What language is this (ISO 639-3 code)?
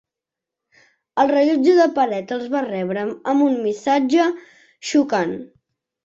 cat